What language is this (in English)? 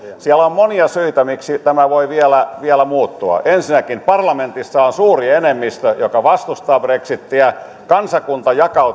Finnish